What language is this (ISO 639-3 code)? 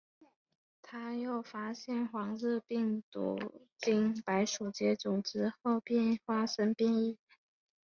zho